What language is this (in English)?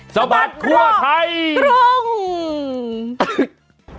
Thai